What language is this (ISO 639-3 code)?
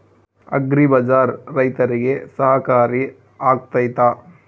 kan